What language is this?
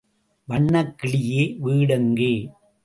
Tamil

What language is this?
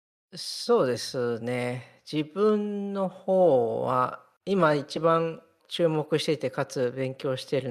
Japanese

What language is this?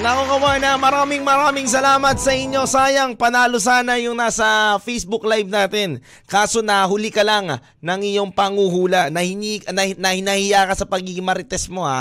Filipino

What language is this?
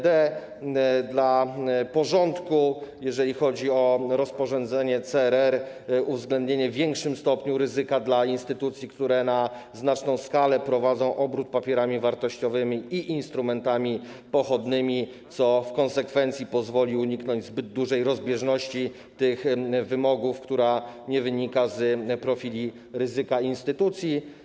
Polish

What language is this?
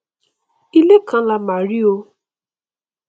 Yoruba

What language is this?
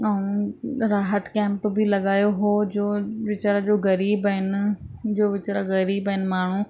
Sindhi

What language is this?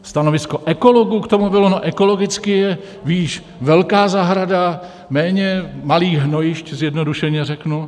Czech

